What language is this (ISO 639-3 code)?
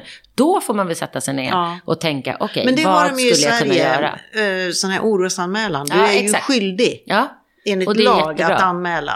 swe